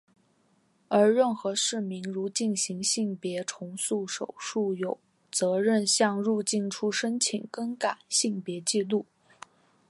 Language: Chinese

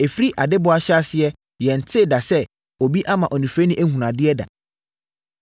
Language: Akan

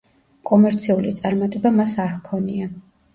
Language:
Georgian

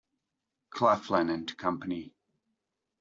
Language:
English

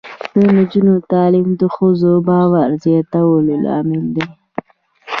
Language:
Pashto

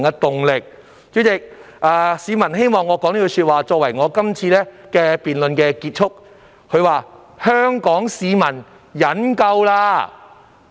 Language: Cantonese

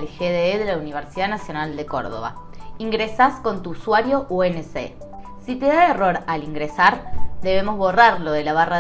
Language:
Spanish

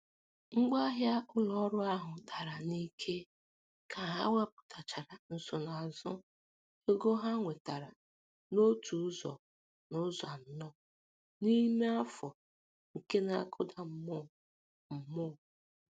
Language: Igbo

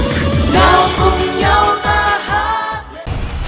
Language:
Vietnamese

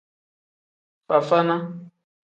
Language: Tem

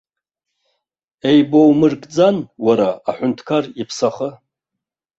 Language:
Abkhazian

